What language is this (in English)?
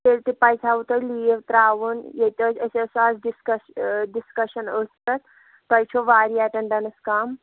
Kashmiri